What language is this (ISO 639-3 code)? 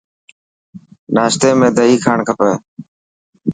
mki